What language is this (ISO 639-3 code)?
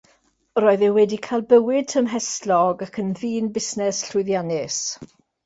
cym